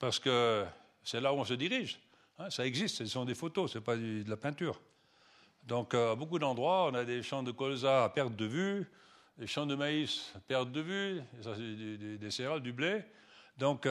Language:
French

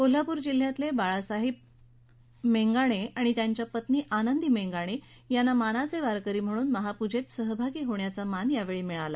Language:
Marathi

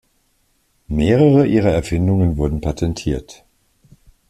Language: German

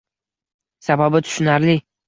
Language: Uzbek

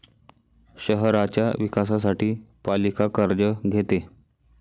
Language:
Marathi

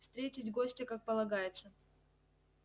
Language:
Russian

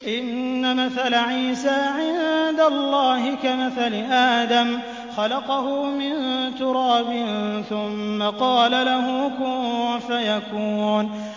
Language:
Arabic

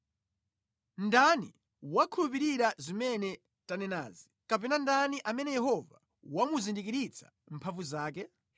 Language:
Nyanja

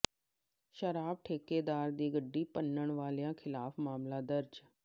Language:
Punjabi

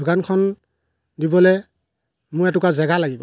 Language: Assamese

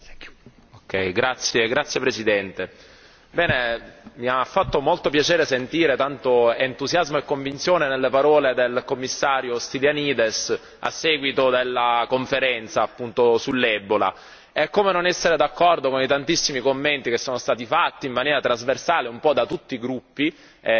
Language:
Italian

